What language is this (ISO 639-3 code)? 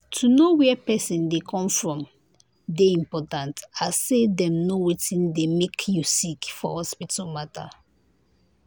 pcm